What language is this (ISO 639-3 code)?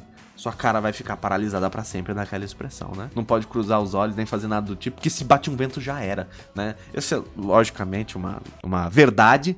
por